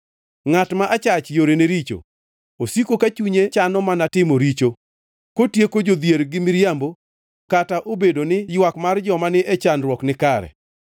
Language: Luo (Kenya and Tanzania)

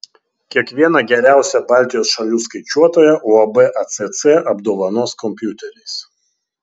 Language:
Lithuanian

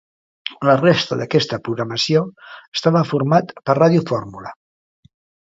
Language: Catalan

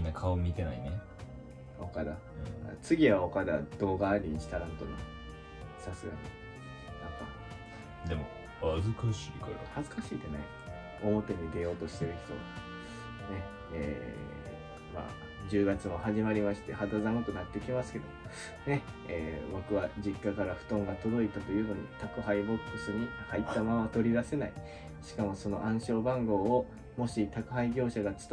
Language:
Japanese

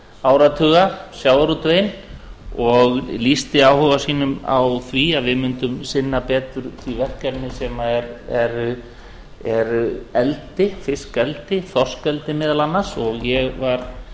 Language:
Icelandic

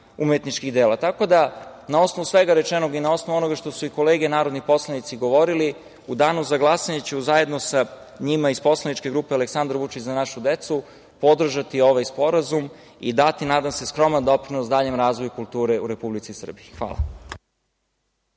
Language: Serbian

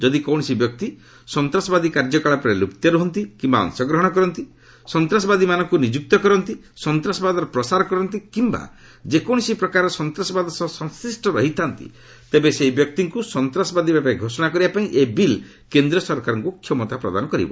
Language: Odia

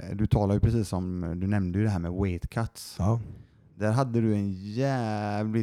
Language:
Swedish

